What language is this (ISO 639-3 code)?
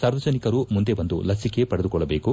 kan